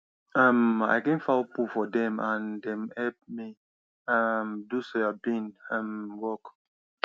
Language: Nigerian Pidgin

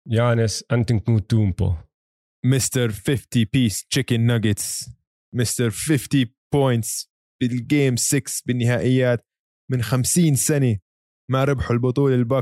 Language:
Arabic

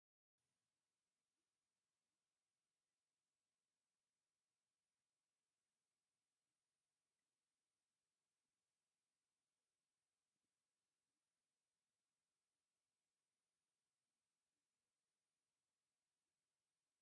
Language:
Tigrinya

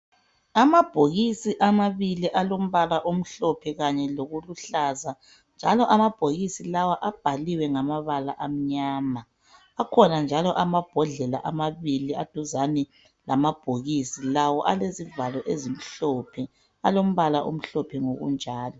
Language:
North Ndebele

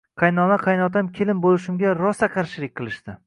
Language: Uzbek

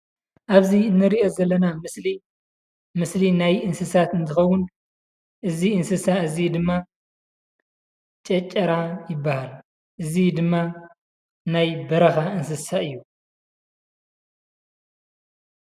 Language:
Tigrinya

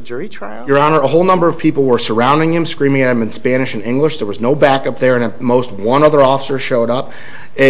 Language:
English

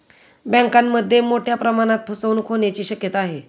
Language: Marathi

